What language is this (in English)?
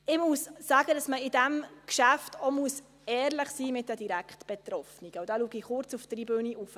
Swiss German